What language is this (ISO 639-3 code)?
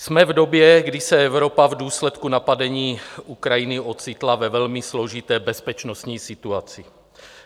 ces